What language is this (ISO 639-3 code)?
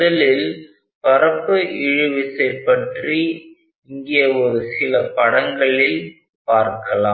tam